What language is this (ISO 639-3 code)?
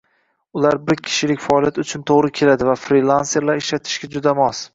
uzb